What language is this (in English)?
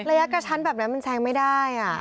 Thai